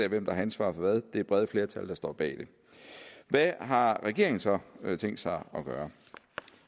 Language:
Danish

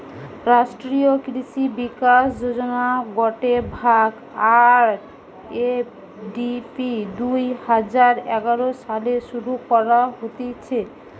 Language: Bangla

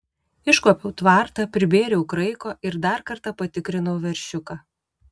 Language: Lithuanian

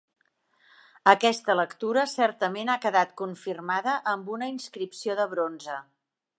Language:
Catalan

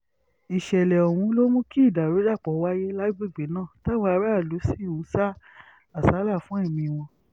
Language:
Yoruba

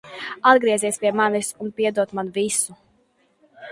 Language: Latvian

